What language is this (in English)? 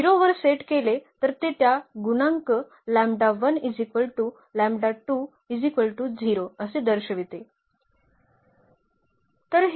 Marathi